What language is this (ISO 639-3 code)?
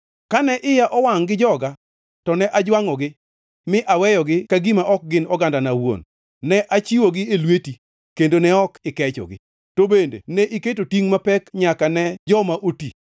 luo